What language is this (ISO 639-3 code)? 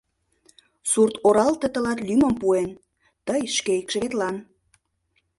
chm